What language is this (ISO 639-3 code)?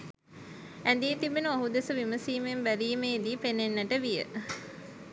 sin